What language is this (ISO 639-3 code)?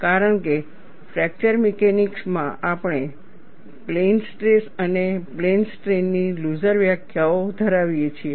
guj